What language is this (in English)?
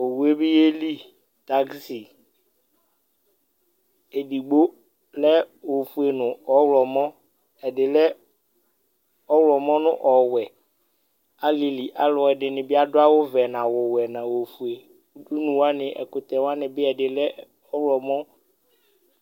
Ikposo